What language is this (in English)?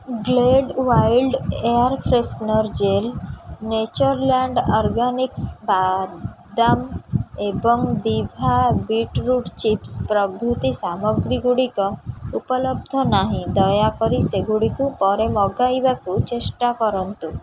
Odia